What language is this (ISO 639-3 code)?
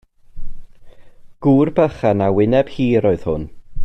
cym